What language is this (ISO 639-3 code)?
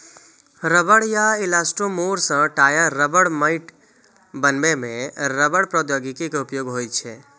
mai